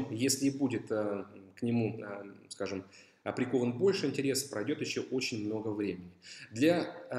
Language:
Russian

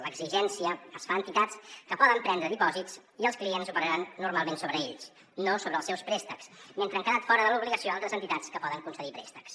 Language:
Catalan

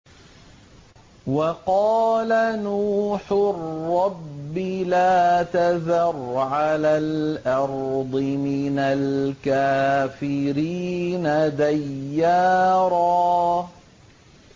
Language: Arabic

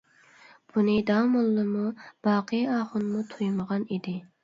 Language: Uyghur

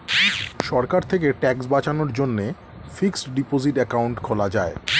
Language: Bangla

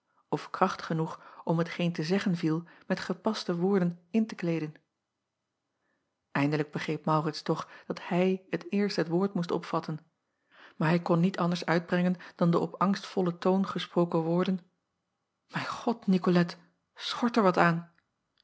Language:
Dutch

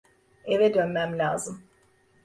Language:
Turkish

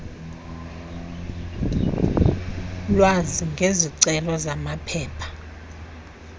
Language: Xhosa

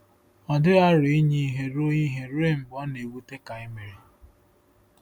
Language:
Igbo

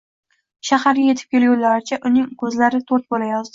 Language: Uzbek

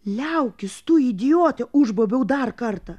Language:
Lithuanian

